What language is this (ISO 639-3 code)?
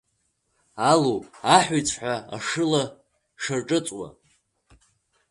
abk